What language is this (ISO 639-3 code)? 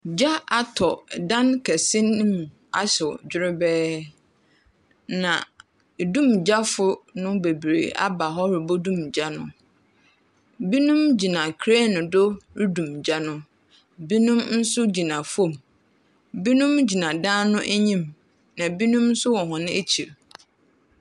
aka